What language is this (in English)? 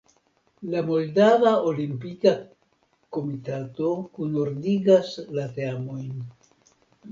Esperanto